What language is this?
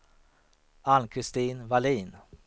Swedish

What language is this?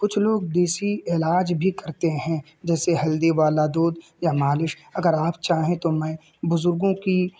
Urdu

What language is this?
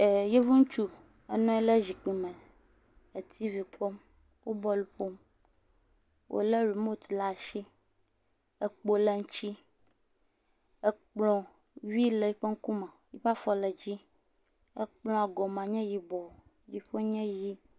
Ewe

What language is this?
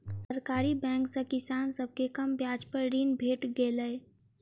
Maithili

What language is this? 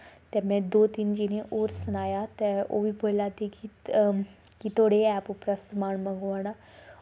Dogri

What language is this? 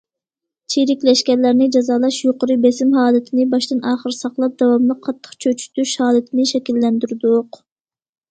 Uyghur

